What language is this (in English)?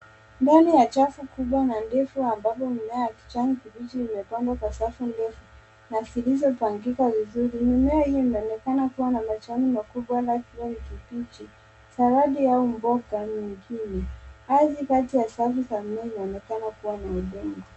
Swahili